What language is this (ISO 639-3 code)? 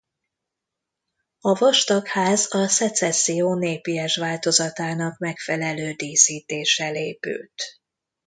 hun